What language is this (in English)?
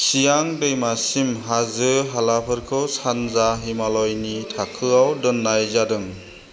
Bodo